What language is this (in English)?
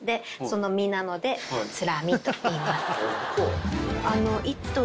Japanese